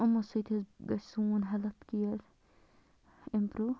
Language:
Kashmiri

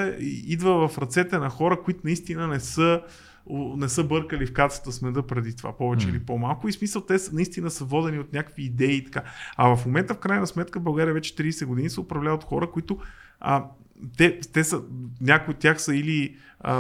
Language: Bulgarian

